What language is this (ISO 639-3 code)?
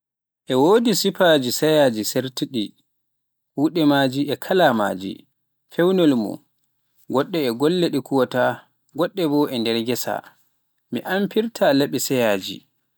fuf